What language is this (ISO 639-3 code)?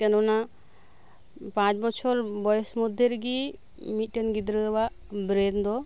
sat